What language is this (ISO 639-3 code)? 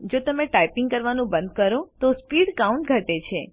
guj